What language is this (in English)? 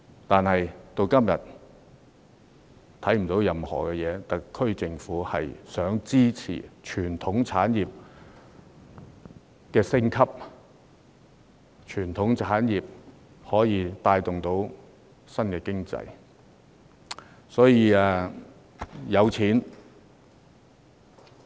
Cantonese